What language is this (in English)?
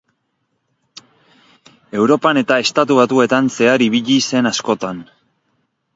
Basque